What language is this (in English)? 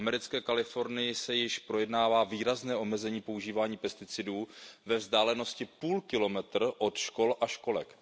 Czech